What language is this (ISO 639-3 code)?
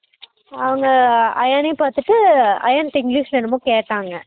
tam